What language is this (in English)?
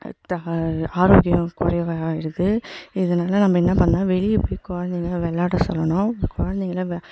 Tamil